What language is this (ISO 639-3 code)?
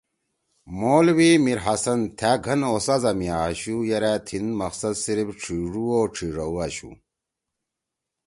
trw